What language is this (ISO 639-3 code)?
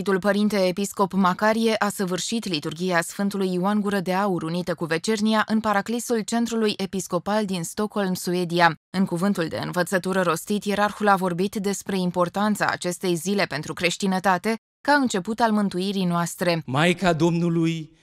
ron